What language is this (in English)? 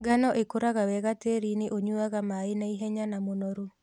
Kikuyu